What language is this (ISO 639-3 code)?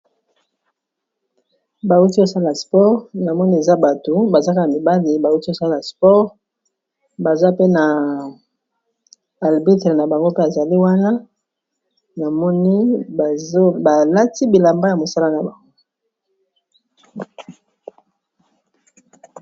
lin